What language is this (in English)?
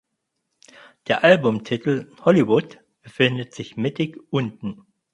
German